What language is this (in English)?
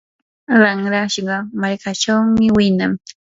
Yanahuanca Pasco Quechua